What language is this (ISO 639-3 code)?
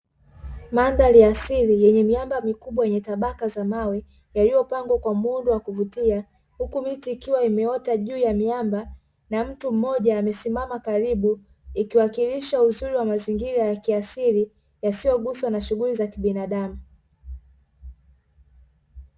swa